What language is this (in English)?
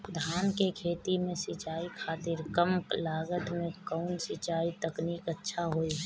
Bhojpuri